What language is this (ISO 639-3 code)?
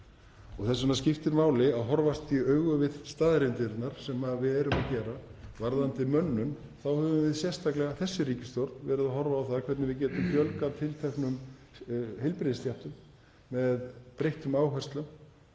isl